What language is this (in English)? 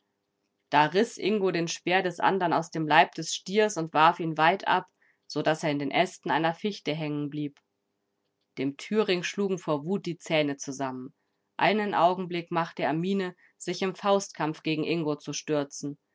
German